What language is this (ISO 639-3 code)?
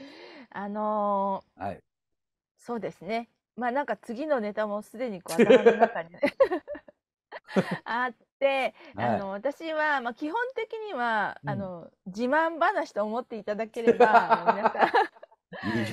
jpn